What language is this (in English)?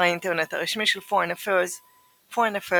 Hebrew